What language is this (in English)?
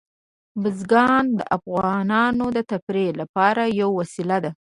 Pashto